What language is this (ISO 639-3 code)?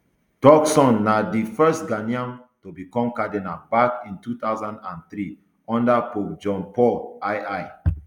pcm